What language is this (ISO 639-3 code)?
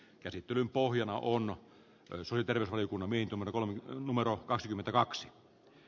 fin